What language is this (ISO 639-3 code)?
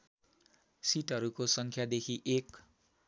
nep